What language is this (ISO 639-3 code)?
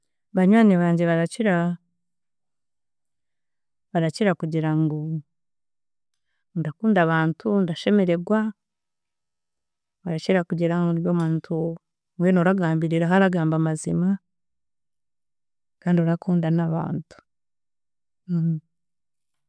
cgg